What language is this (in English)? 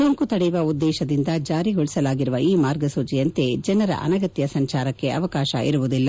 Kannada